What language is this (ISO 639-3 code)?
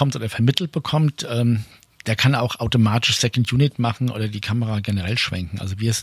deu